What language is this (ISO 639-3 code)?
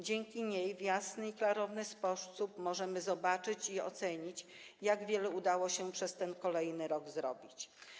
pol